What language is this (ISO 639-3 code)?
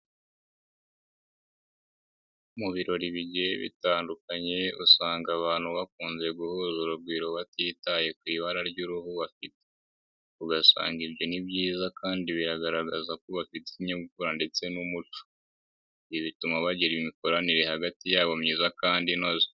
kin